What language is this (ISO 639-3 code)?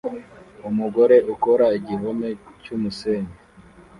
kin